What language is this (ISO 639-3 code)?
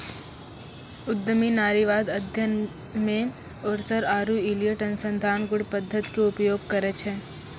mai